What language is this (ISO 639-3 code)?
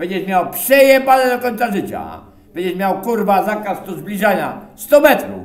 pol